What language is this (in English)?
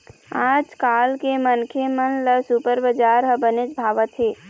Chhattisgarhi